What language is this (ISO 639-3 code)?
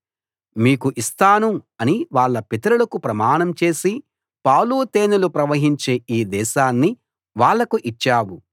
tel